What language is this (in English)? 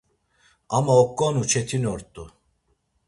Laz